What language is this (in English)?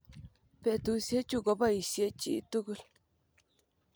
Kalenjin